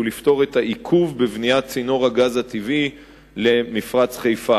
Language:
Hebrew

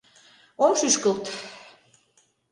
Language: Mari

